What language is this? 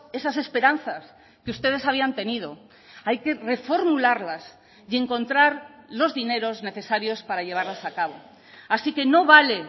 Spanish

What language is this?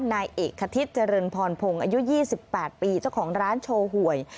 Thai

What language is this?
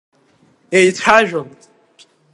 Abkhazian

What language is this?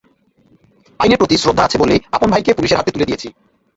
Bangla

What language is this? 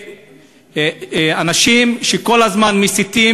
Hebrew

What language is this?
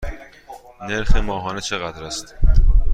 Persian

